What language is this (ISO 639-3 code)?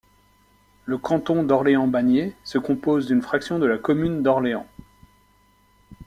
fra